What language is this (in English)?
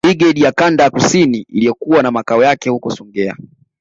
Swahili